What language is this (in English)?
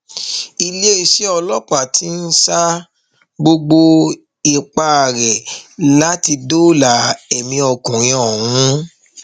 Yoruba